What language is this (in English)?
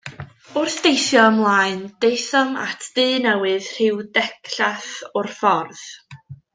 Welsh